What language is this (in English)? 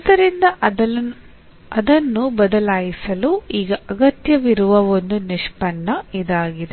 Kannada